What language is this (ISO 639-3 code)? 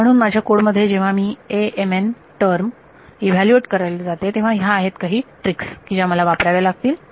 mar